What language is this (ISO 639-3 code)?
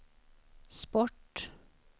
swe